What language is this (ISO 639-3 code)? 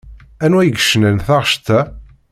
kab